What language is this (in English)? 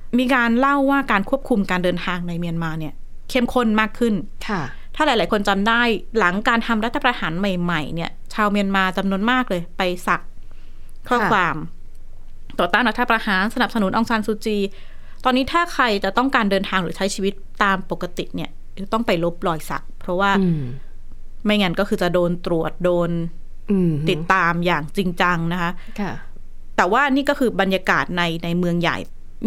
Thai